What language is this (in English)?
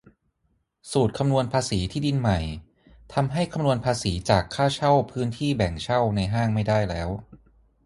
Thai